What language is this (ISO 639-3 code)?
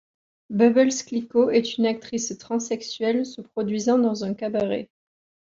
fra